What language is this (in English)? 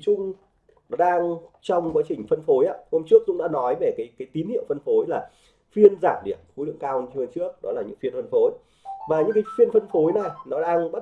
Vietnamese